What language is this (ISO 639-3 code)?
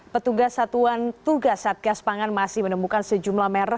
ind